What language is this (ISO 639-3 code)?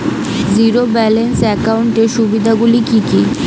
ben